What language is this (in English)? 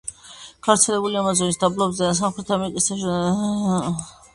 Georgian